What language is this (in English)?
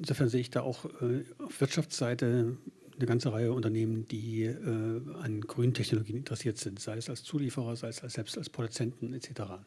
German